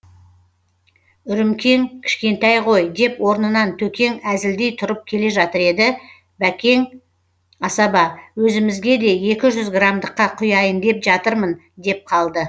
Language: Kazakh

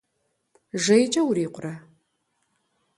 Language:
Kabardian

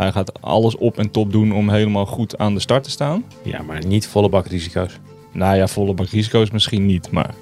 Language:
Dutch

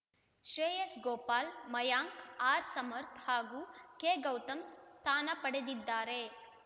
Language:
Kannada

